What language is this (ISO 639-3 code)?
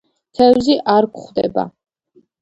kat